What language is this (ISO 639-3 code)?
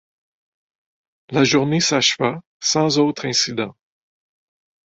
fra